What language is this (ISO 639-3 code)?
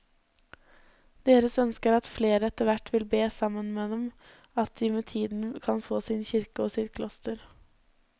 nor